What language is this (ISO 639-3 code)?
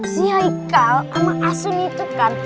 ind